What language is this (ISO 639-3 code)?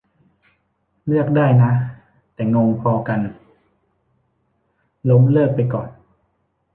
tha